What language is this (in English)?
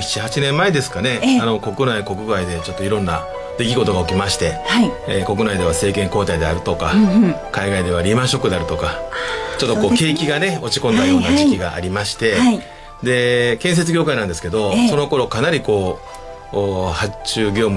Japanese